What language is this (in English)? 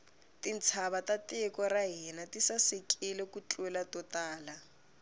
Tsonga